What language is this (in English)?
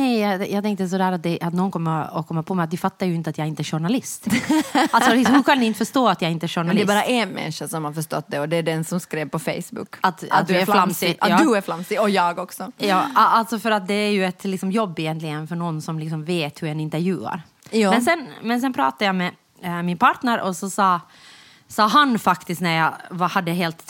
Swedish